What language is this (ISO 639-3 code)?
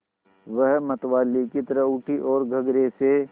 hin